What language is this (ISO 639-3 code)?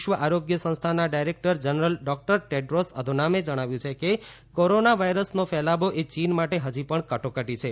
guj